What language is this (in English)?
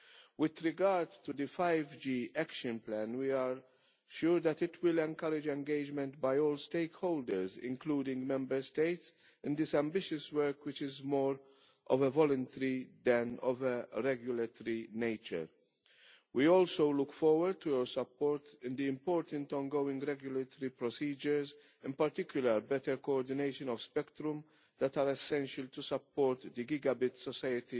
English